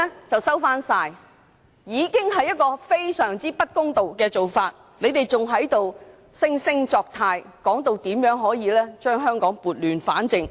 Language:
Cantonese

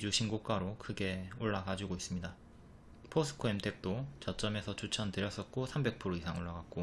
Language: Korean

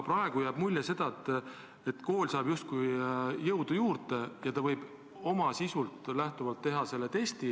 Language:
Estonian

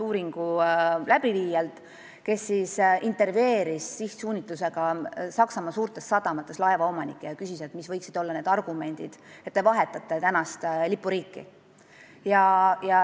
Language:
Estonian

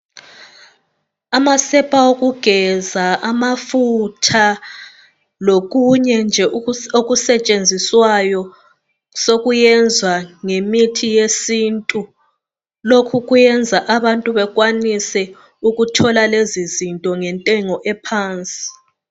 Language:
North Ndebele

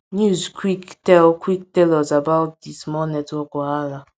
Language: Nigerian Pidgin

